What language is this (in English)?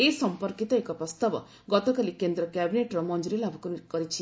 Odia